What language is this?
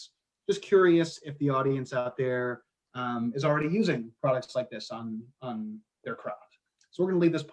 English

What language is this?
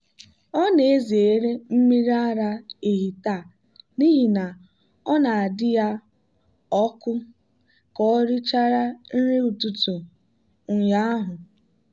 Igbo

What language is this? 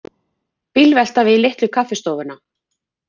Icelandic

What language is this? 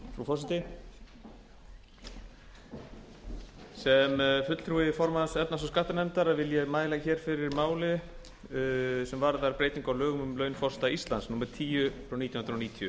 Icelandic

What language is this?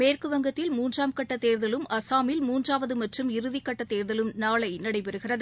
Tamil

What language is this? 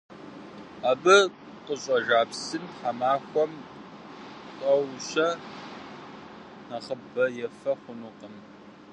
Kabardian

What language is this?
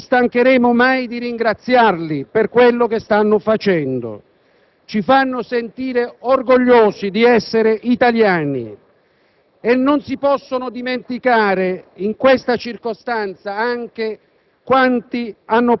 Italian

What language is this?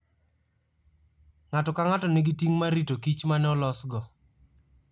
Luo (Kenya and Tanzania)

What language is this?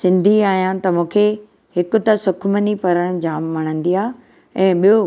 Sindhi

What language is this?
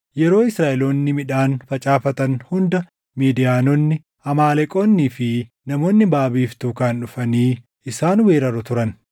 Oromo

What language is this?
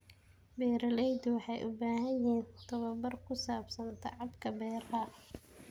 Somali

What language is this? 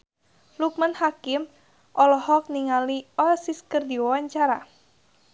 Sundanese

